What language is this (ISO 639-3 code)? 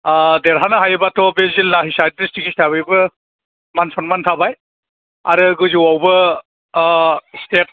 brx